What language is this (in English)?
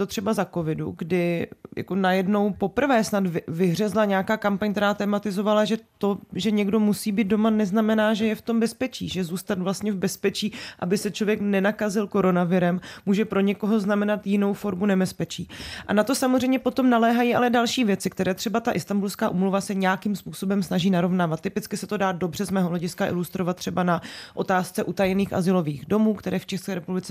Czech